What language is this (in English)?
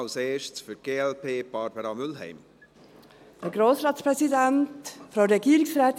Swiss German